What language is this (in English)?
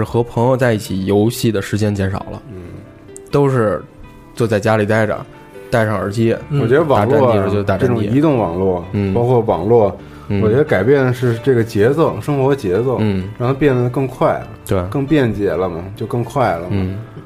Chinese